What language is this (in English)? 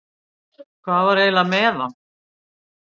Icelandic